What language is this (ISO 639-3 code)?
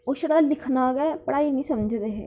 doi